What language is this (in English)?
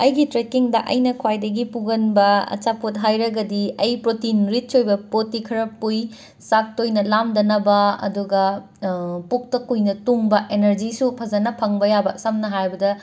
Manipuri